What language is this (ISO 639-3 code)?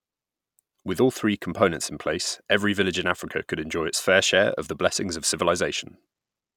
eng